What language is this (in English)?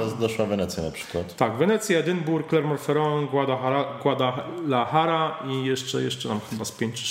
Polish